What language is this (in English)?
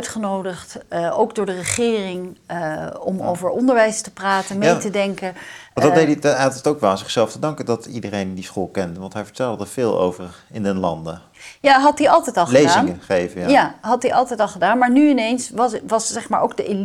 Dutch